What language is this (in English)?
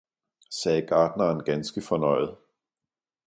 Danish